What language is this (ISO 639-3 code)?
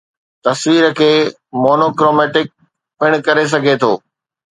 snd